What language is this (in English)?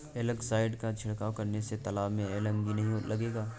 Hindi